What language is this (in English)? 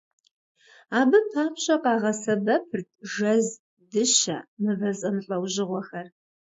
Kabardian